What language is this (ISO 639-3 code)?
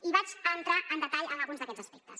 cat